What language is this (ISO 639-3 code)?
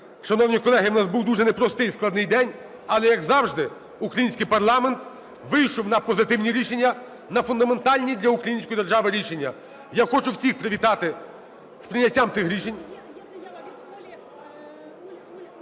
ukr